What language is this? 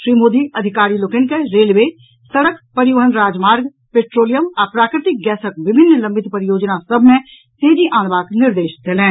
Maithili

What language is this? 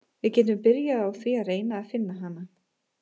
Icelandic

